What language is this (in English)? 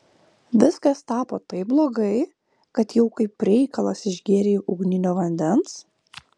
Lithuanian